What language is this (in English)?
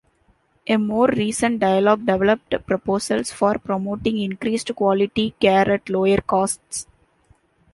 English